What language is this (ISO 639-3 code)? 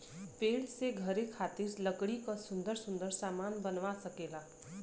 bho